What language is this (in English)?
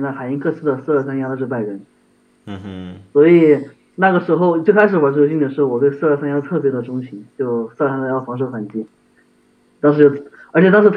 Chinese